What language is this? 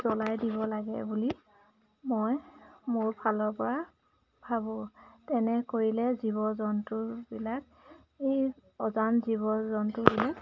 Assamese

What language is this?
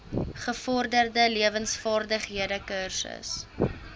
Afrikaans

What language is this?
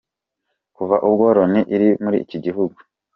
Kinyarwanda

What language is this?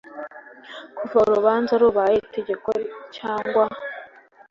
Kinyarwanda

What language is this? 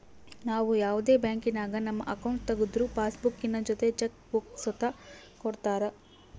Kannada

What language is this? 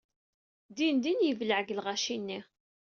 Kabyle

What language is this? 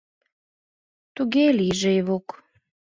Mari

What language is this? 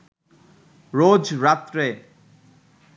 Bangla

